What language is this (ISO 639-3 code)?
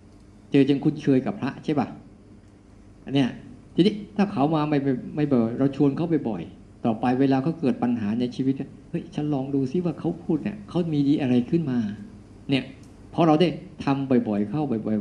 tha